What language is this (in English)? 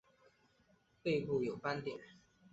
Chinese